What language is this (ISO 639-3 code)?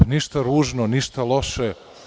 srp